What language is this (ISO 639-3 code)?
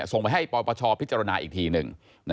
tha